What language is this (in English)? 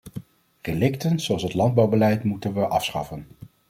Dutch